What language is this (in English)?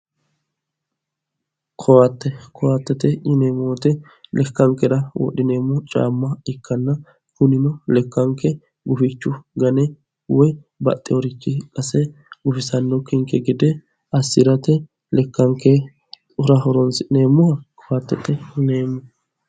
Sidamo